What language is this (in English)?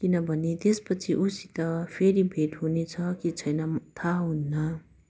Nepali